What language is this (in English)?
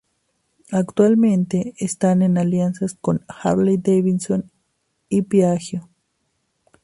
Spanish